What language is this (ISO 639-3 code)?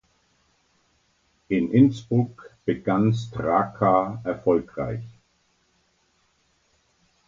deu